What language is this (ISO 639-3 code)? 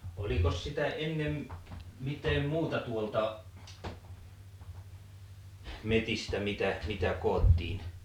fin